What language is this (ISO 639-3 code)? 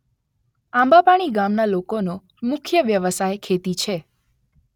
guj